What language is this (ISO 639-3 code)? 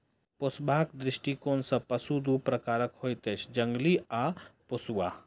mai